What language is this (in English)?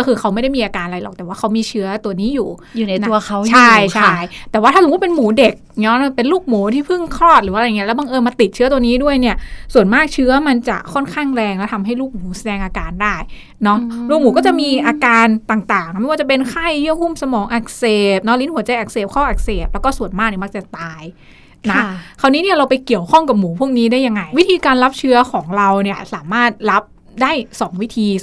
Thai